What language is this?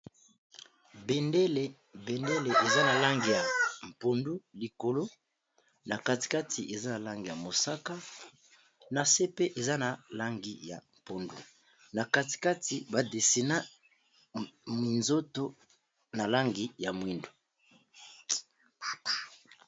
Lingala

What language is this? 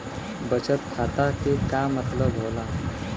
Bhojpuri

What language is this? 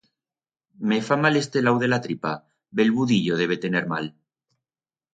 Aragonese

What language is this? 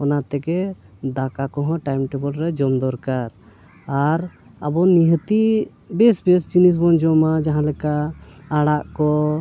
Santali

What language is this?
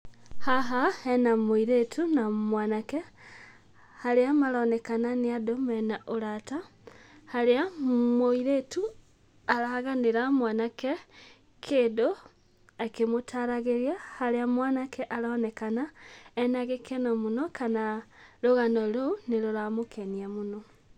Kikuyu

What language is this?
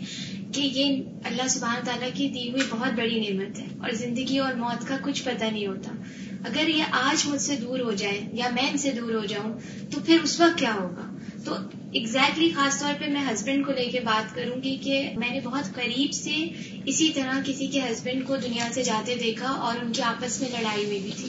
Urdu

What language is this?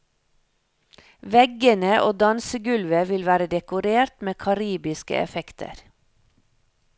Norwegian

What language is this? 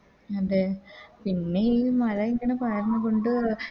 Malayalam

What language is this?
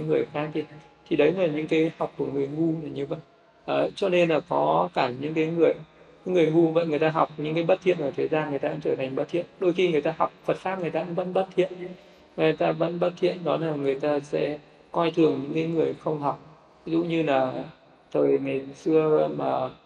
Vietnamese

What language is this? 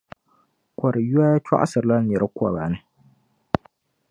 Dagbani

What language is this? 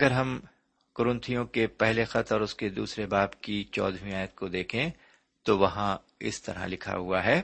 Urdu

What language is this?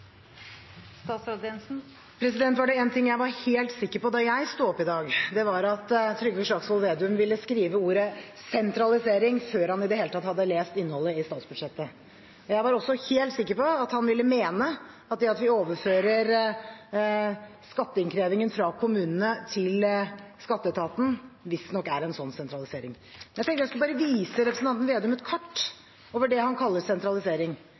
Norwegian Bokmål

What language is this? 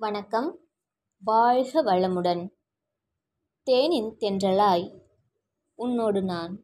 Tamil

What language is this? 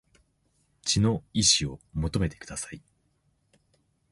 Japanese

